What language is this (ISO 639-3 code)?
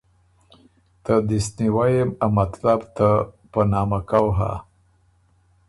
oru